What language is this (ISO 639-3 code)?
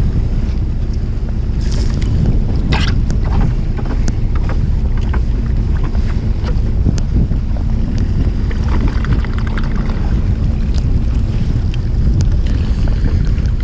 kor